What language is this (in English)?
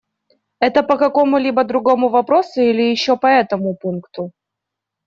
Russian